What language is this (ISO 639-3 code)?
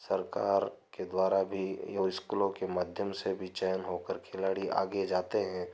hin